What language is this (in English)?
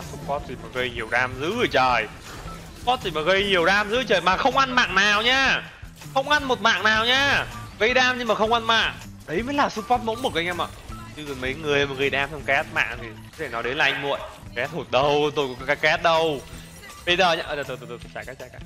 Vietnamese